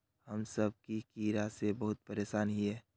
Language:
Magahi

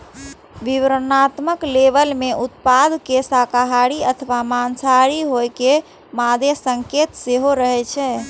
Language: Maithili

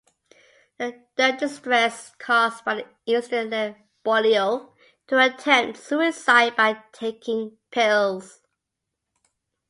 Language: English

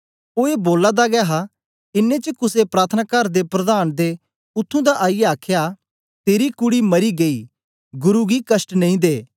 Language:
Dogri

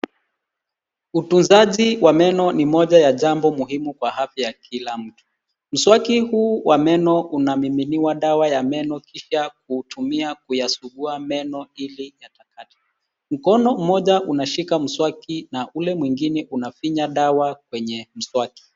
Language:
Swahili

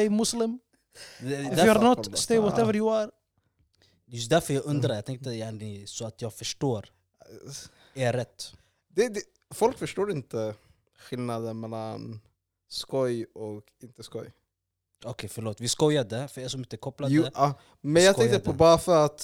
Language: Swedish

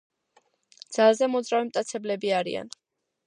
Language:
Georgian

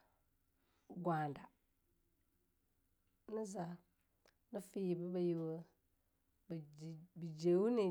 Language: Longuda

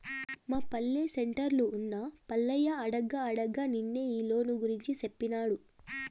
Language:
Telugu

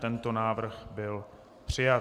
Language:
Czech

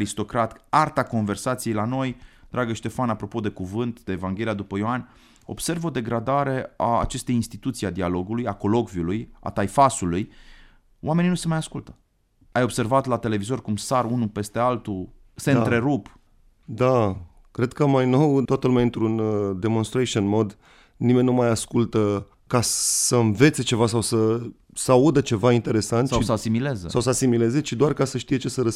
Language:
Romanian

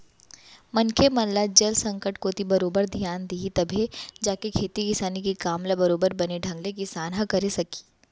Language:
Chhattisgarhi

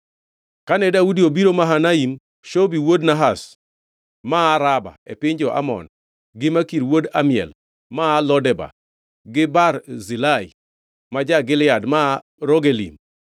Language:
Luo (Kenya and Tanzania)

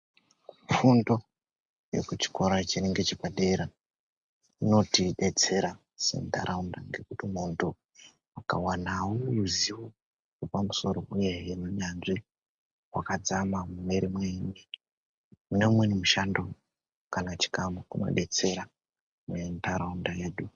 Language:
Ndau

